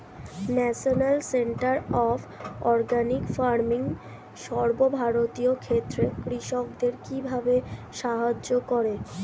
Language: Bangla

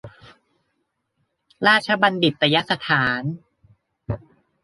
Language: Thai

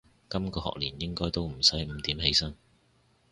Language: Cantonese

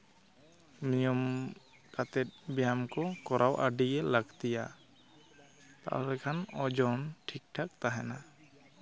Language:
Santali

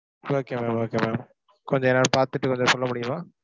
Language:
Tamil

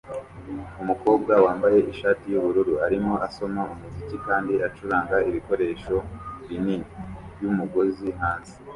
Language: Kinyarwanda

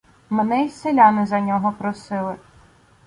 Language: Ukrainian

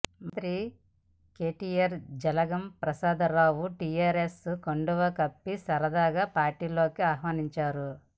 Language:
Telugu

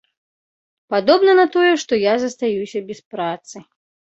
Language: Belarusian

